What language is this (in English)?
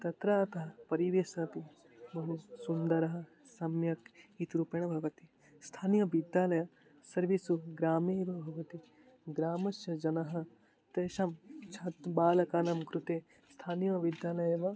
Sanskrit